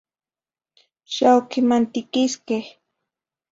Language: Zacatlán-Ahuacatlán-Tepetzintla Nahuatl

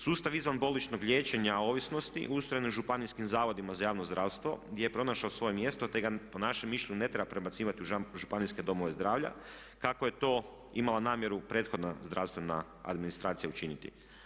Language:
Croatian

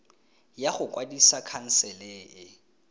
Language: Tswana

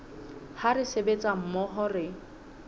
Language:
Southern Sotho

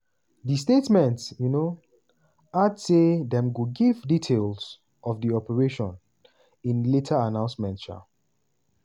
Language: Nigerian Pidgin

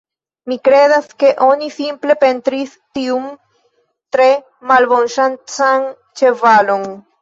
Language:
Esperanto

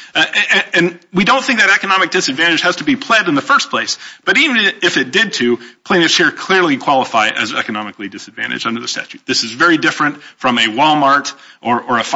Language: English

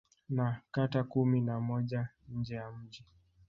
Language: Swahili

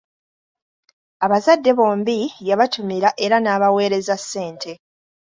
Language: Ganda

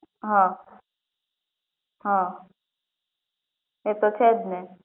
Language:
Gujarati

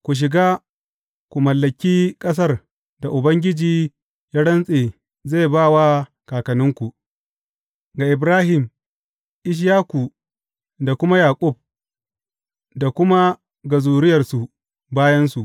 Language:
Hausa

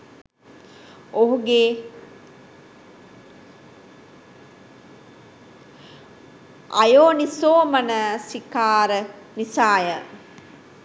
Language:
Sinhala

